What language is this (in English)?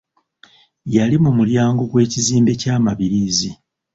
Ganda